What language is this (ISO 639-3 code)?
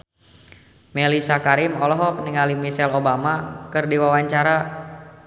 sun